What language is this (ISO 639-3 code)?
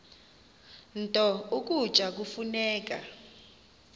xho